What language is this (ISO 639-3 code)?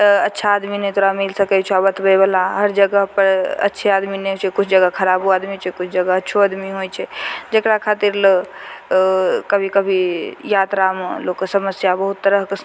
mai